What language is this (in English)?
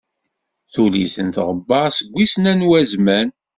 Kabyle